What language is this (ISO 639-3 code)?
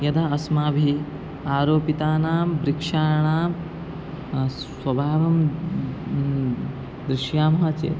san